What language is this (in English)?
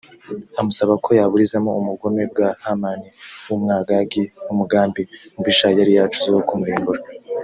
Kinyarwanda